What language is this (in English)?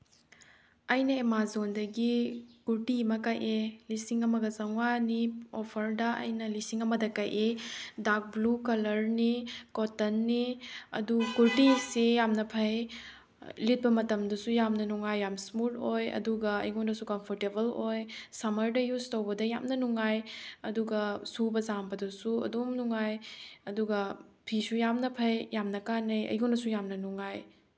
Manipuri